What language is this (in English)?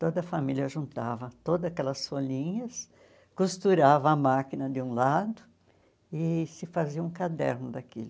Portuguese